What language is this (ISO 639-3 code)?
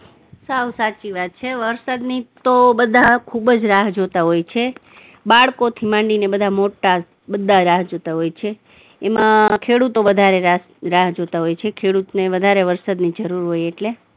guj